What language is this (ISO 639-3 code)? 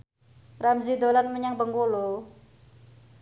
jav